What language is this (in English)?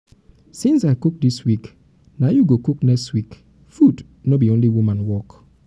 Nigerian Pidgin